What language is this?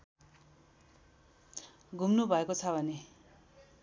Nepali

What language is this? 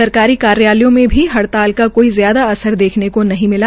Hindi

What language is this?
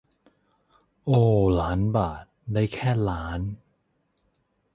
Thai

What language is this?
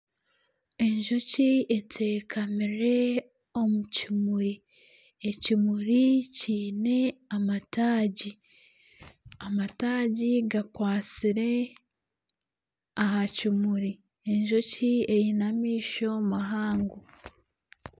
Nyankole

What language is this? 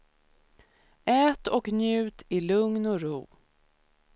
Swedish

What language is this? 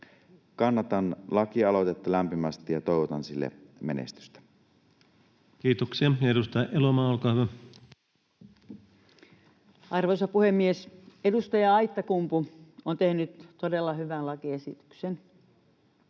Finnish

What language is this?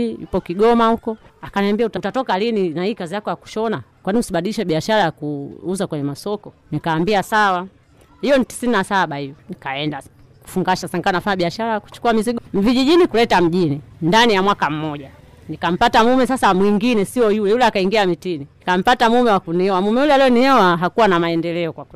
Swahili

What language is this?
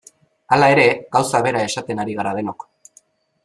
Basque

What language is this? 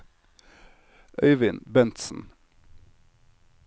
Norwegian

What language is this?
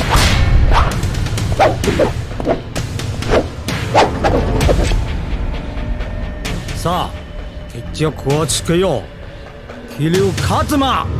Japanese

